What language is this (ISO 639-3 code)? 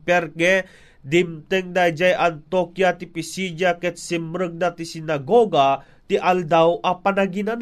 fil